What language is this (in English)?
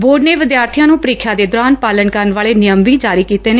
Punjabi